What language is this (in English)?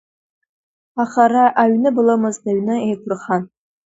Abkhazian